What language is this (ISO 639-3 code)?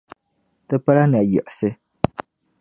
dag